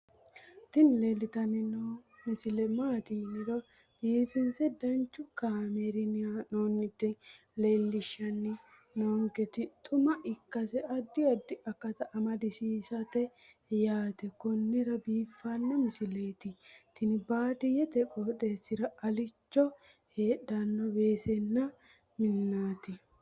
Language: Sidamo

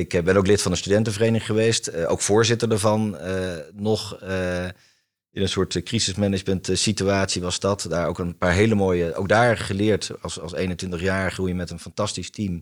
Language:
Dutch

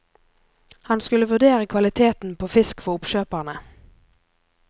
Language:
Norwegian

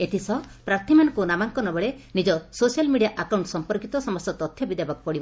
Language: Odia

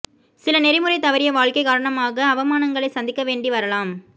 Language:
Tamil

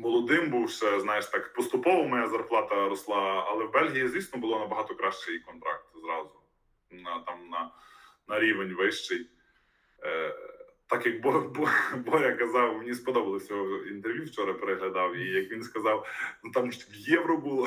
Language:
Ukrainian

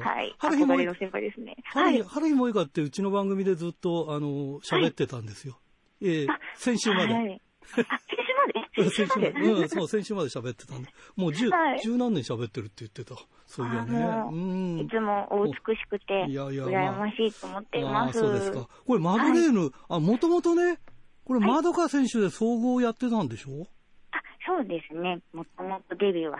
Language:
Japanese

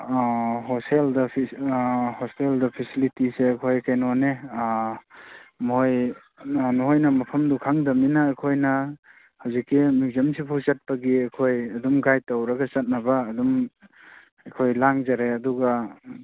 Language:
Manipuri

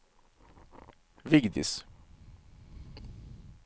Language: Norwegian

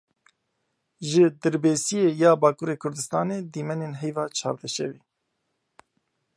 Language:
Kurdish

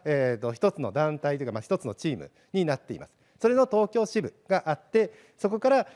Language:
Japanese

